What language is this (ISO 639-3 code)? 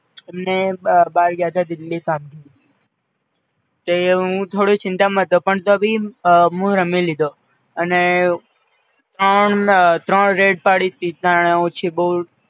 guj